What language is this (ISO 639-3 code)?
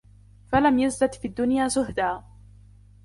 ara